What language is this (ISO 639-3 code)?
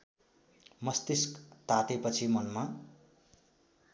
nep